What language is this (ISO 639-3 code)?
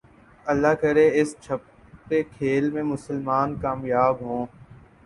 urd